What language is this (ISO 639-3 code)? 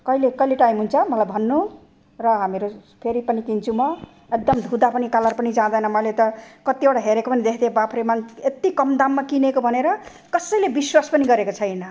nep